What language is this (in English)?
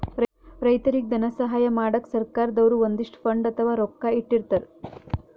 Kannada